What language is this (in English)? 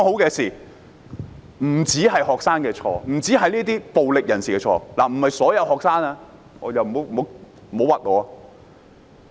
Cantonese